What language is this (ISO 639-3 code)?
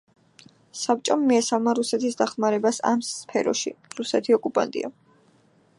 kat